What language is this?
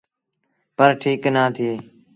Sindhi Bhil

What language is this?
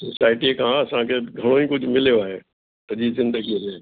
Sindhi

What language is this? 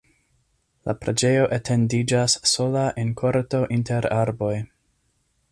Esperanto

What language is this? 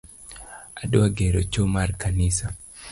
Luo (Kenya and Tanzania)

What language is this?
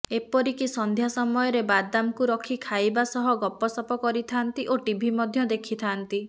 Odia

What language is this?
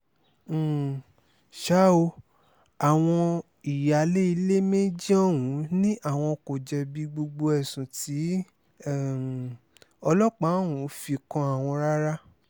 Yoruba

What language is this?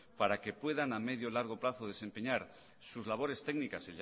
Spanish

